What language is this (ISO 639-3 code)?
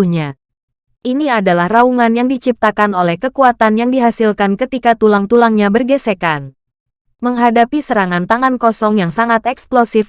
ind